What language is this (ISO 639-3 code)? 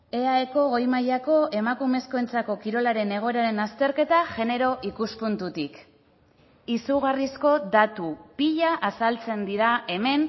eus